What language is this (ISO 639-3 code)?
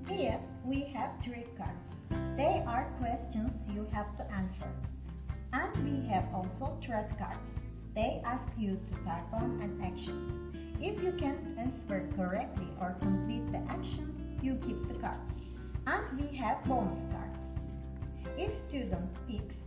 eng